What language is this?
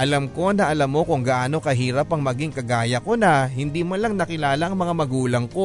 Filipino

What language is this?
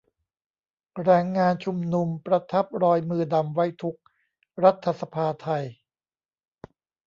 Thai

